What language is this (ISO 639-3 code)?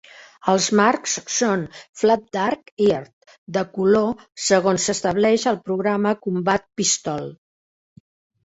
cat